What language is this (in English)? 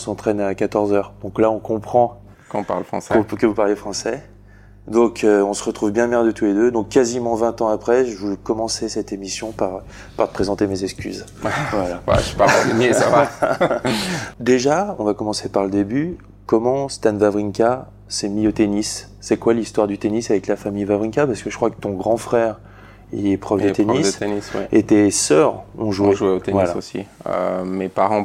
French